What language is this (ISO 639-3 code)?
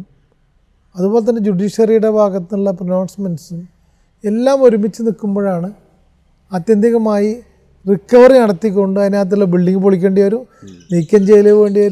mal